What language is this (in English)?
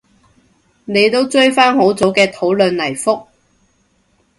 Cantonese